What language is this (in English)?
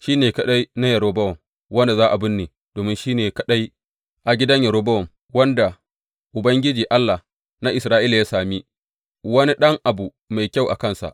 Hausa